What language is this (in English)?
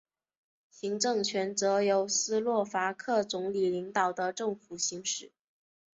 Chinese